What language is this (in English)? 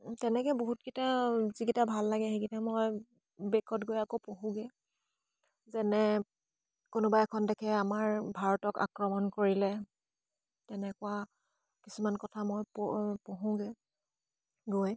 Assamese